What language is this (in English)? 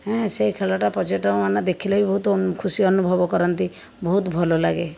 Odia